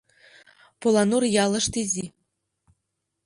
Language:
Mari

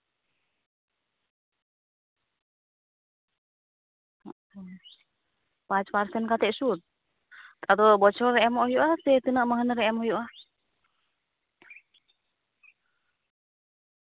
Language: Santali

